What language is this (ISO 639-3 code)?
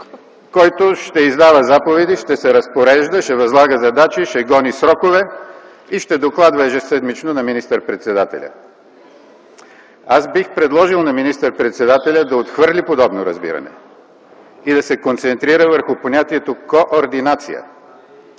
bul